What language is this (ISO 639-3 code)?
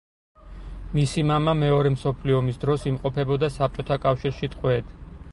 kat